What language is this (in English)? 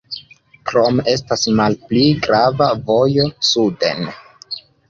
Esperanto